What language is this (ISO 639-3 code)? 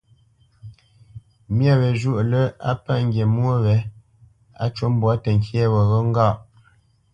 bce